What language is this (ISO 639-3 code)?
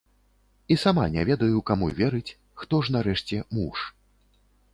bel